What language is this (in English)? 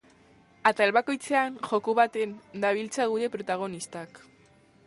Basque